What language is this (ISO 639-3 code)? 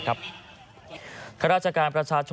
tha